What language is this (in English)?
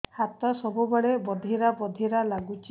Odia